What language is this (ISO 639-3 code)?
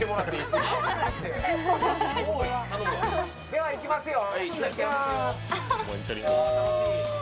jpn